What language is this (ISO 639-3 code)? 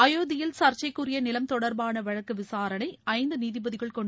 tam